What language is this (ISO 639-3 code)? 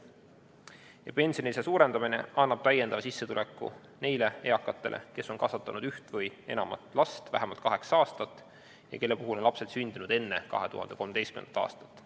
est